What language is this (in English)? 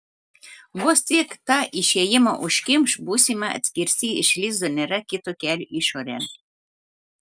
Lithuanian